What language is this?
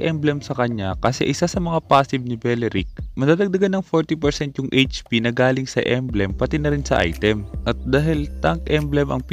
Indonesian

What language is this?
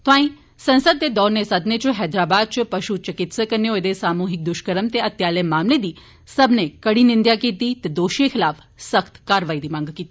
Dogri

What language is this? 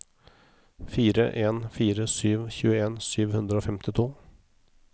Norwegian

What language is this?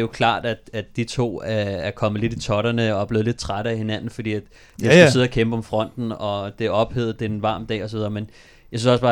Danish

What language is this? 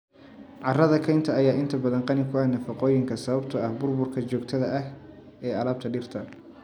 Somali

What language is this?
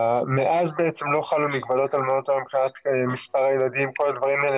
Hebrew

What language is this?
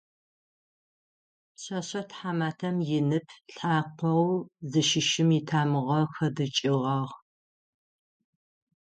Adyghe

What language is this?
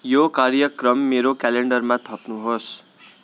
Nepali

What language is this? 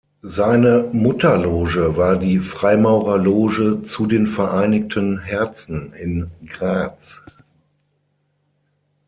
German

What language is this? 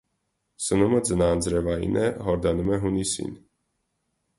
Armenian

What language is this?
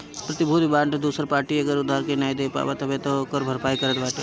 Bhojpuri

